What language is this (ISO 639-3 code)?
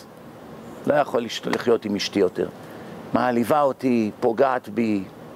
heb